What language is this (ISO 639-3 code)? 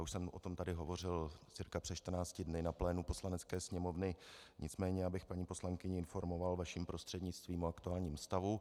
ces